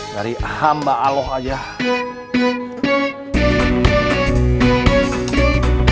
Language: Indonesian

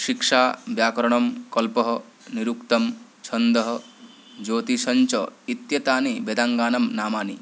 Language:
Sanskrit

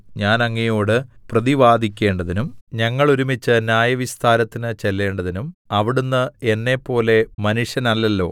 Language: Malayalam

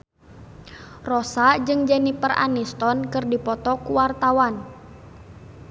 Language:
Sundanese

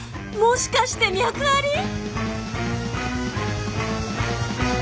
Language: Japanese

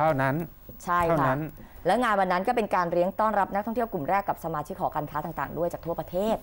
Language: Thai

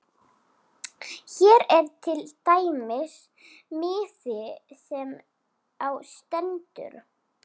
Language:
Icelandic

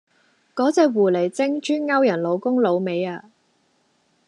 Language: Cantonese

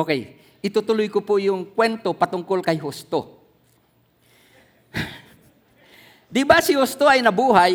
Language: Filipino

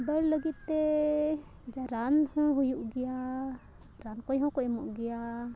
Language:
Santali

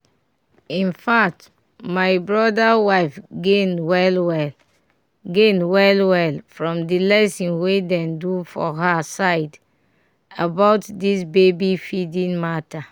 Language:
Nigerian Pidgin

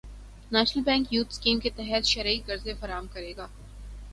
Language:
Urdu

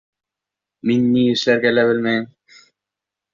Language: Bashkir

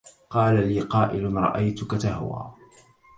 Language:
Arabic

